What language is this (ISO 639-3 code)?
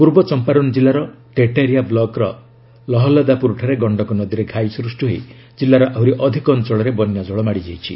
ori